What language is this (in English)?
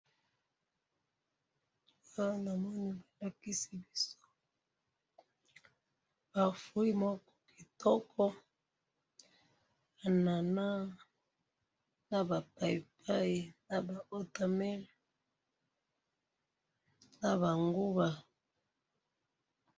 Lingala